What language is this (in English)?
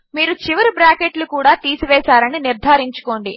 Telugu